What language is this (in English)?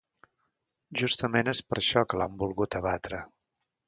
Catalan